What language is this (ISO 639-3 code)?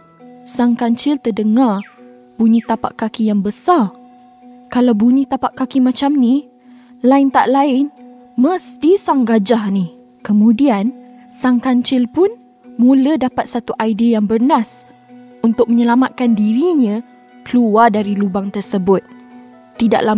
msa